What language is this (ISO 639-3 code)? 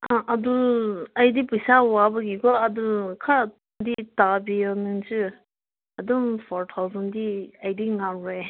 mni